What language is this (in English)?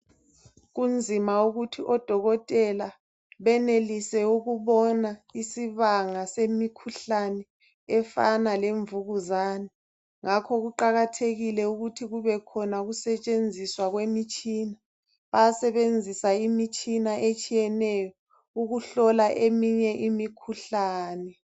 North Ndebele